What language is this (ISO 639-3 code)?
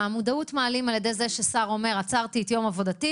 heb